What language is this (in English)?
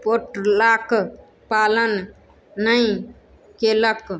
Maithili